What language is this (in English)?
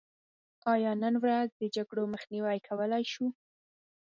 Pashto